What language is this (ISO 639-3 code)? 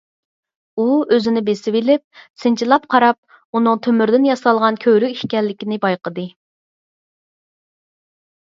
uig